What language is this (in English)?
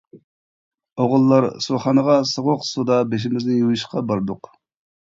Uyghur